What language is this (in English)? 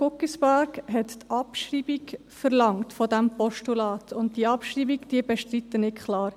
Swiss German